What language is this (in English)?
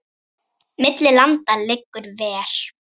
Icelandic